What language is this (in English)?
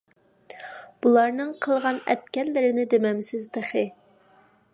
Uyghur